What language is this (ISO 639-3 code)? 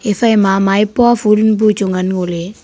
nnp